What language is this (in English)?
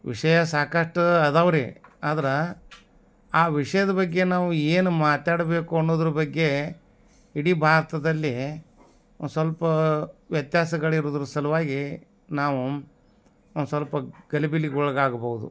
Kannada